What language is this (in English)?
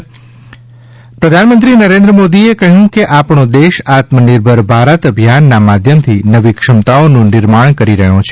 Gujarati